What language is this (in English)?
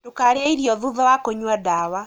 Kikuyu